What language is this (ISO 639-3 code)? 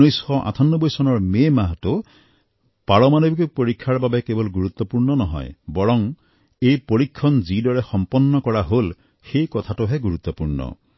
asm